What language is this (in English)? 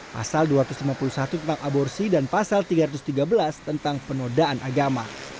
Indonesian